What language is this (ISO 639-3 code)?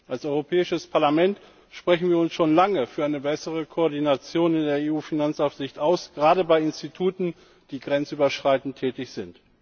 deu